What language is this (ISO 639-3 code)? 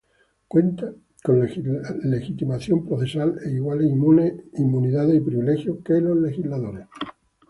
spa